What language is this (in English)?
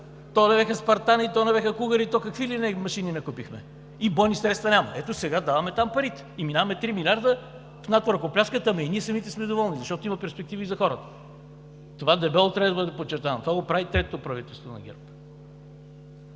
Bulgarian